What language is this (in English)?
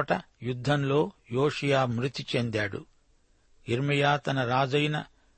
Telugu